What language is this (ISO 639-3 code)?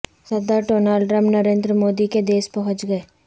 urd